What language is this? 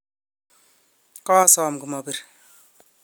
Kalenjin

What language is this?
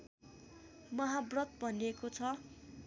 Nepali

